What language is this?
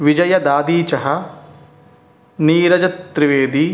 Sanskrit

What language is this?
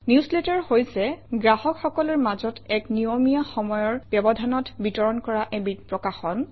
Assamese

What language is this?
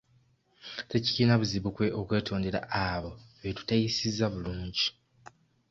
Ganda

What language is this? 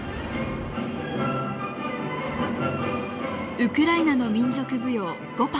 Japanese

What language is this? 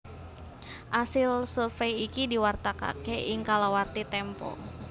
Javanese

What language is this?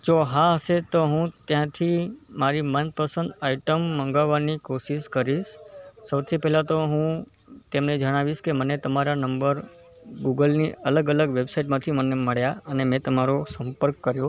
Gujarati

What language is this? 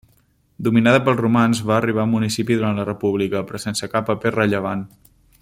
Catalan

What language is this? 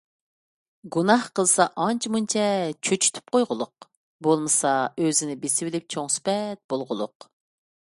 Uyghur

